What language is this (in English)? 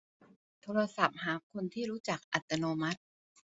Thai